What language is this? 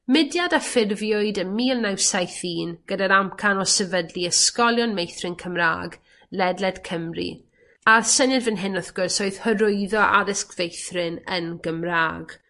Welsh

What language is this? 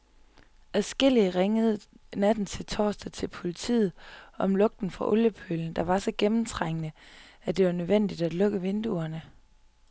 Danish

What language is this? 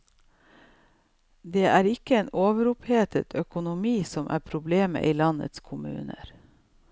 Norwegian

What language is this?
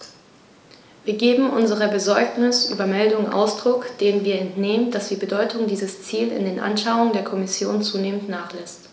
German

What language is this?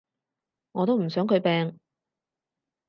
Cantonese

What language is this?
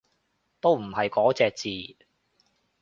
Cantonese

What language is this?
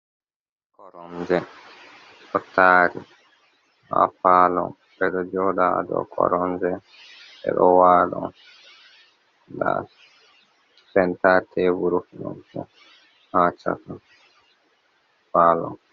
Fula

